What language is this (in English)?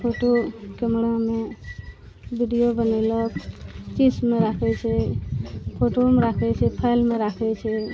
Maithili